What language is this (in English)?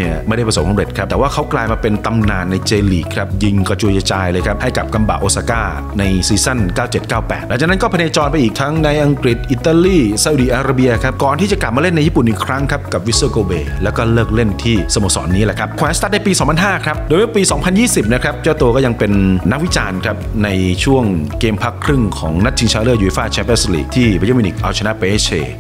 Thai